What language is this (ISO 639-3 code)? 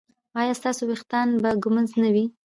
pus